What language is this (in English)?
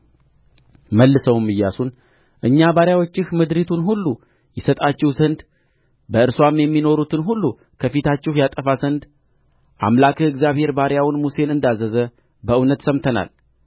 Amharic